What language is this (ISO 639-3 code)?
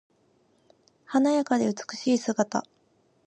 jpn